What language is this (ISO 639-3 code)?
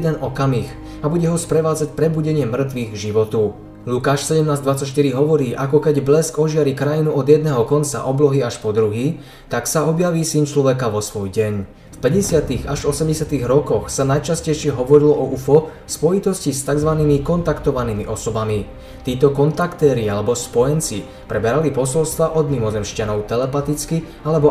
slk